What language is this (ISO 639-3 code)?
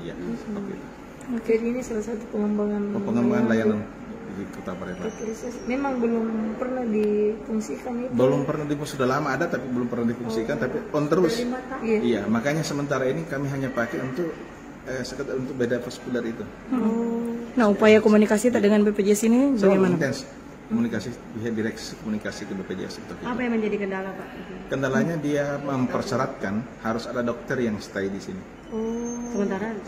ind